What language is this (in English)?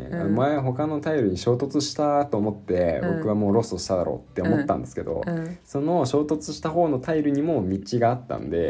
Japanese